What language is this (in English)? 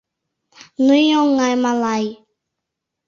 Mari